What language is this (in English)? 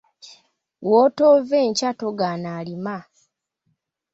Ganda